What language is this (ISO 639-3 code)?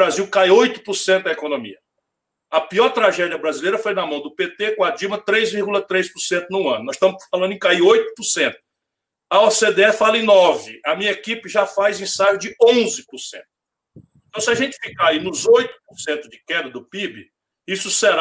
por